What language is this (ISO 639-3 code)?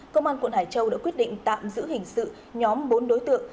vie